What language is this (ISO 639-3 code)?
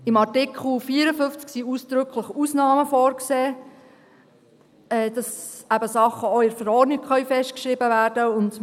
gsw